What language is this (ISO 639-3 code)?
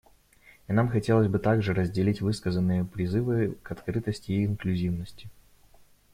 rus